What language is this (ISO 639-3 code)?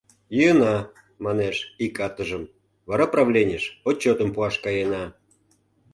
chm